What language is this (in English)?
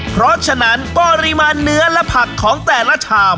Thai